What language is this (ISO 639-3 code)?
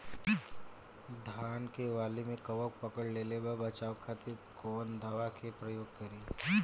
bho